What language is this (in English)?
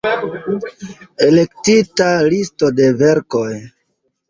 Esperanto